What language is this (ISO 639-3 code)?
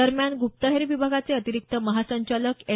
mar